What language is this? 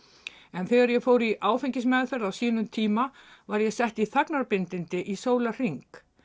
Icelandic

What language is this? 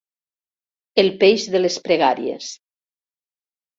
Catalan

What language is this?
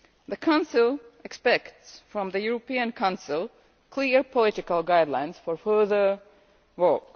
English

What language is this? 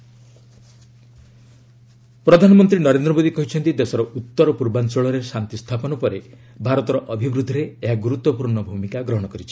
Odia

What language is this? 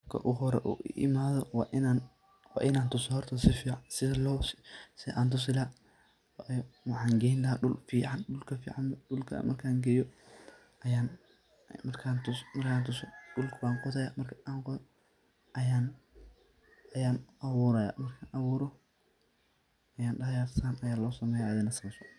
Somali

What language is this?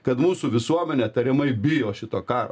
Lithuanian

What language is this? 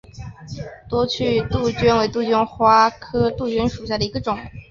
Chinese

